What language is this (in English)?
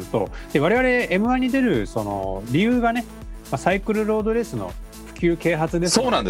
Japanese